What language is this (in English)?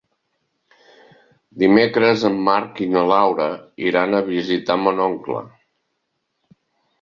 Catalan